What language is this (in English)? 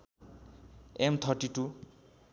Nepali